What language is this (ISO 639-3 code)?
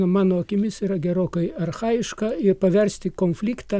lit